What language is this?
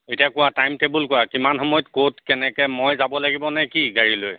Assamese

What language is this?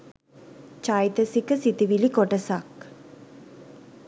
Sinhala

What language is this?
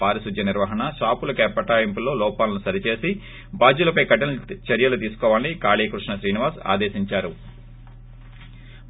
Telugu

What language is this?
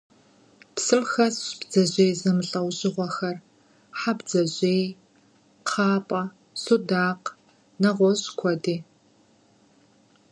Kabardian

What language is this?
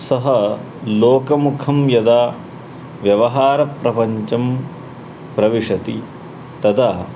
Sanskrit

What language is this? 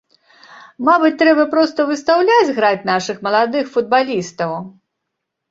Belarusian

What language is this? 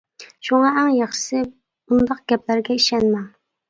Uyghur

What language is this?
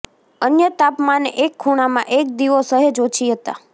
Gujarati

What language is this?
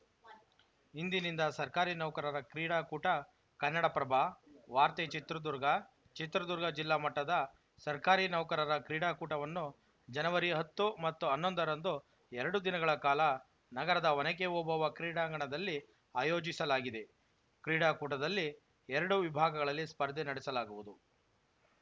Kannada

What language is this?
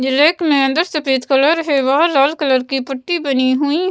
Hindi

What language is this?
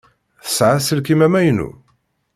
Kabyle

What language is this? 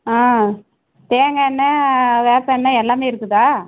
Tamil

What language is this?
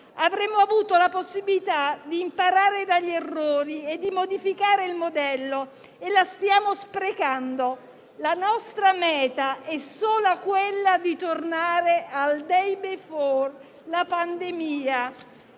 Italian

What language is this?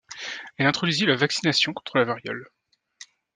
French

